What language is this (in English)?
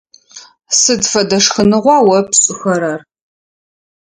Adyghe